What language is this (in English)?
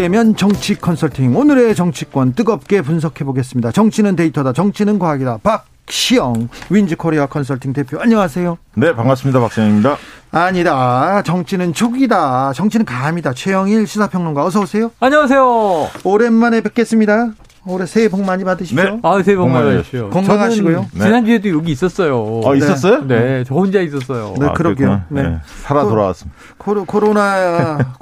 Korean